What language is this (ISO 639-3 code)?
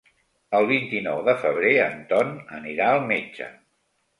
cat